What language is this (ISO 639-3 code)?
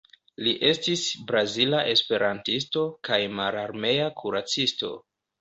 epo